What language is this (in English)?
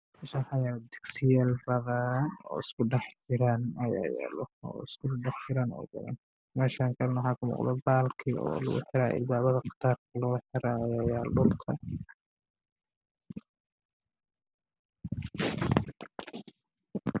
Somali